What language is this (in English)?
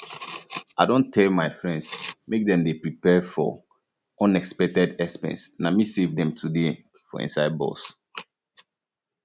Nigerian Pidgin